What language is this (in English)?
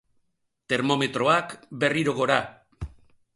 Basque